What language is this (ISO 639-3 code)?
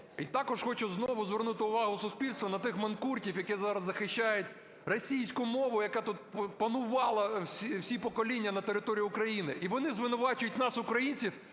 ukr